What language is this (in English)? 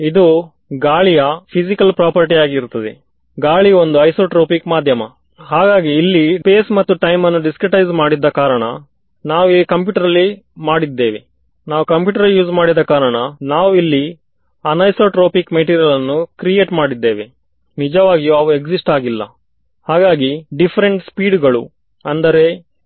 Kannada